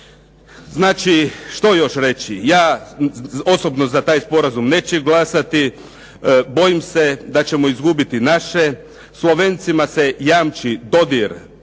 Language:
Croatian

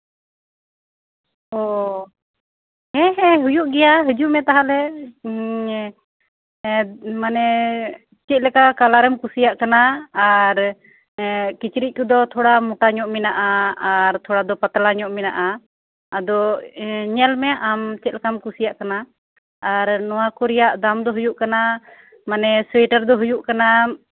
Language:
Santali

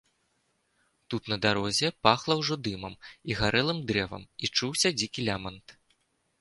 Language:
Belarusian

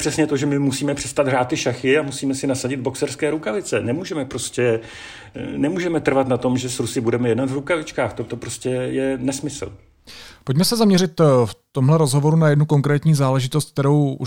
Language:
Czech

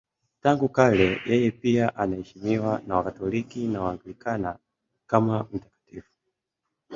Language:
Swahili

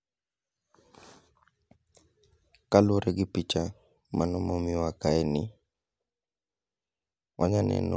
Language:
Luo (Kenya and Tanzania)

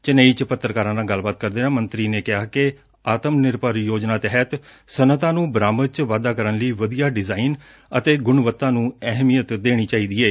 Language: Punjabi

